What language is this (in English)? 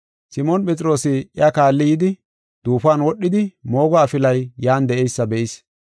Gofa